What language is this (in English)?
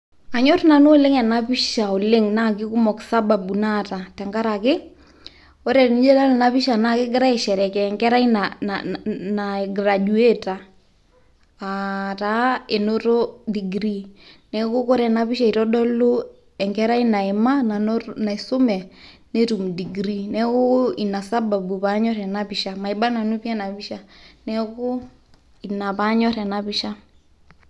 Masai